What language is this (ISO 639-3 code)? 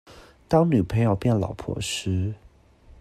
zho